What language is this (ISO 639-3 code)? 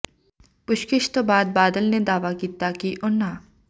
pan